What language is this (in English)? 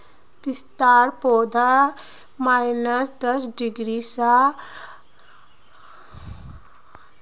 Magahi